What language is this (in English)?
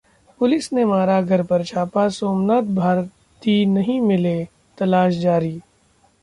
Hindi